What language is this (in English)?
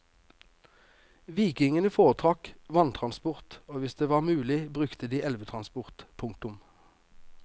Norwegian